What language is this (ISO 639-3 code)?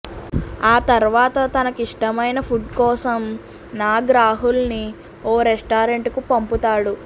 tel